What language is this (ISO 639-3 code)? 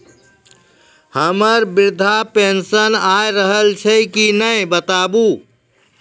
mai